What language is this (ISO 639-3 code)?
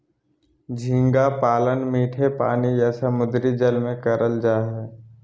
mag